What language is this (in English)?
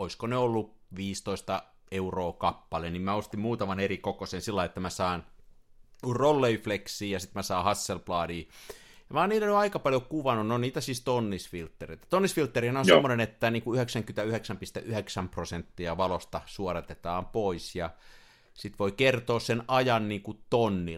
Finnish